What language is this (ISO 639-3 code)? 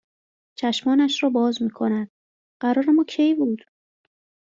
fas